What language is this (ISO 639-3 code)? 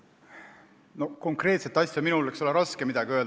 est